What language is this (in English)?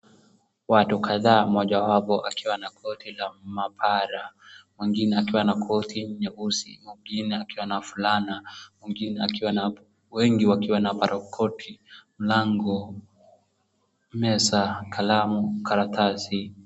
Swahili